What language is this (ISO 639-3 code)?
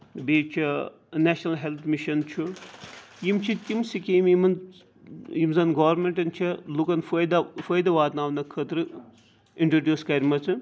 kas